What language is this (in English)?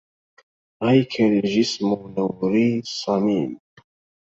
Arabic